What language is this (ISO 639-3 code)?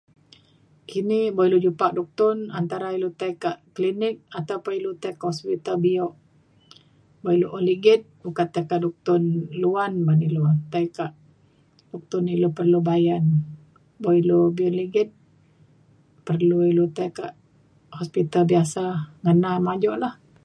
xkl